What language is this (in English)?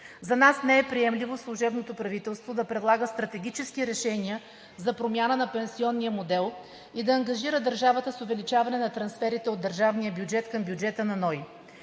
Bulgarian